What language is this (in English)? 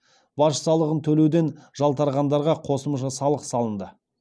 Kazakh